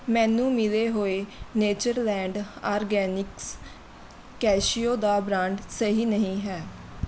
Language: Punjabi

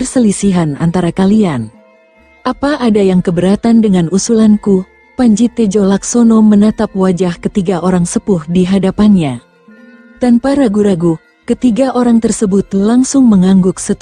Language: Indonesian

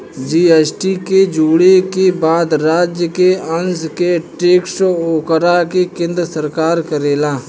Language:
Bhojpuri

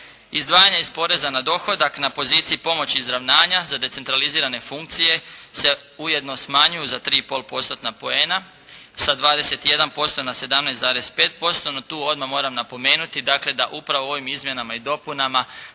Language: Croatian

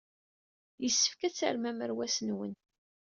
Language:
Kabyle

